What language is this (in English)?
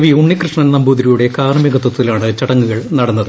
Malayalam